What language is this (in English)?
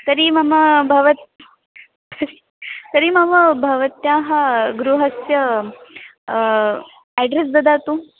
Sanskrit